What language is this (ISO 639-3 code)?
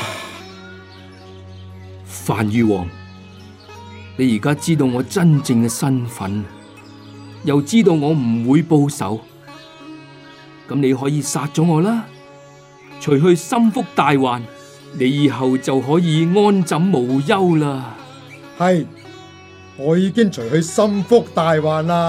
zho